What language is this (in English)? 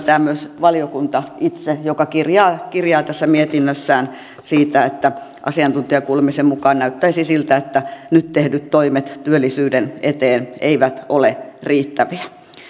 Finnish